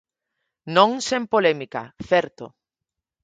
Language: Galician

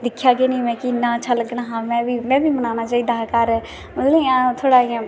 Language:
Dogri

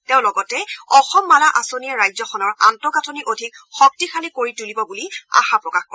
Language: Assamese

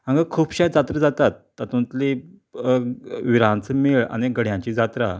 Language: Konkani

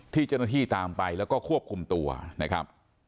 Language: Thai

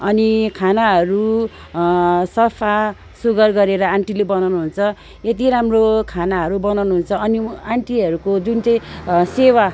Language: Nepali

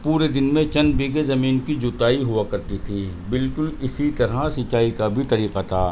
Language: Urdu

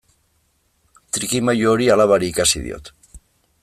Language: Basque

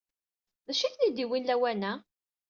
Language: Kabyle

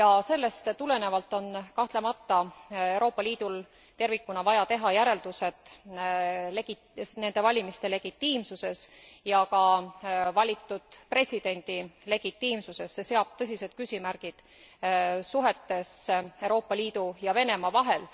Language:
Estonian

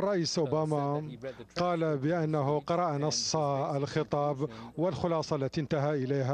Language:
Arabic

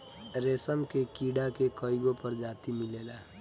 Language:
Bhojpuri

